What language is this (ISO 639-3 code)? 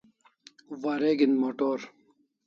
kls